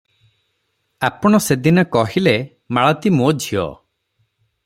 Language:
Odia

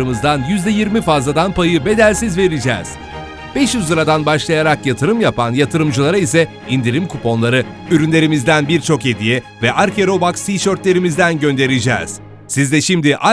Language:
Turkish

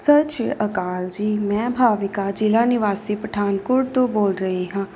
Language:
Punjabi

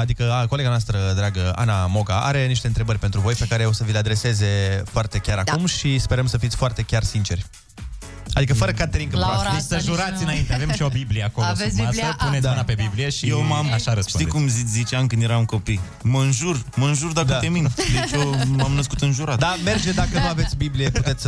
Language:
Romanian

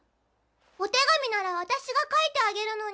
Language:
Japanese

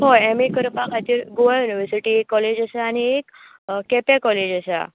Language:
Konkani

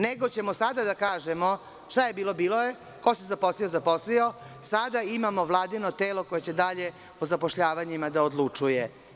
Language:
Serbian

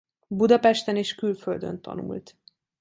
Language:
Hungarian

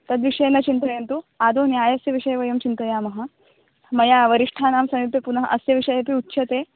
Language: Sanskrit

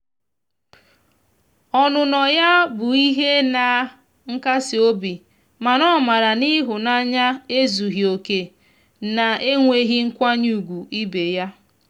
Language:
Igbo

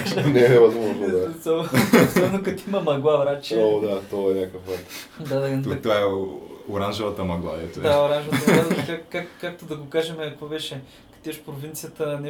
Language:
Bulgarian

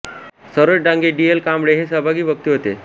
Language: Marathi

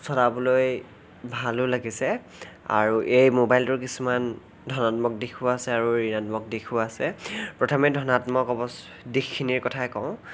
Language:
Assamese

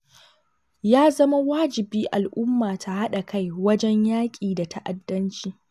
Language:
Hausa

